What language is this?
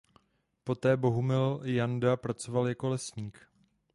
Czech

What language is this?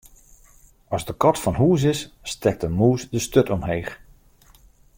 Western Frisian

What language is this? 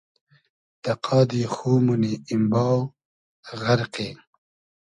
Hazaragi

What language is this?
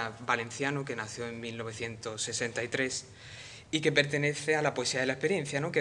Spanish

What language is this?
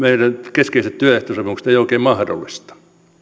Finnish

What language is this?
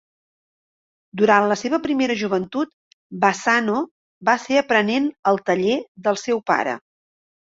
Catalan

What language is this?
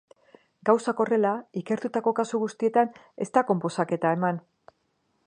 Basque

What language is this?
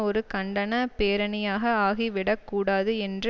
Tamil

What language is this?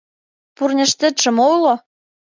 Mari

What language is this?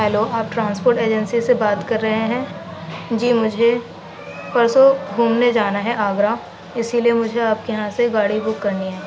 Urdu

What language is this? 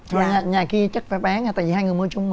Vietnamese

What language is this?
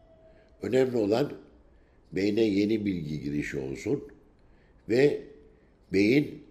Turkish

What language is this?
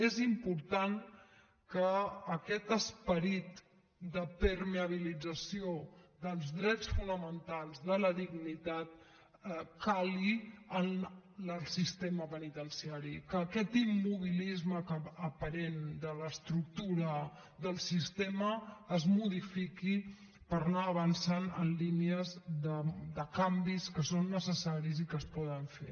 Catalan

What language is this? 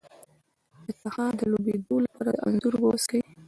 Pashto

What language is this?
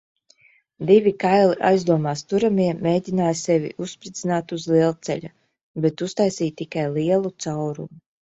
Latvian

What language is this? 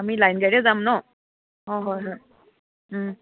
Assamese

